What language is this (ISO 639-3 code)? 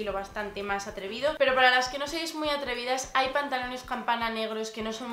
spa